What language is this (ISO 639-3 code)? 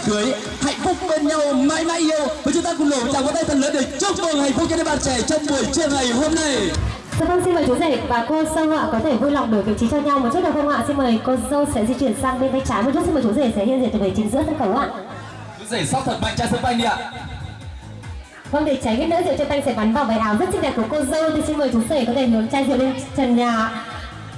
vie